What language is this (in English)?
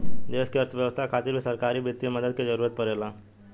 Bhojpuri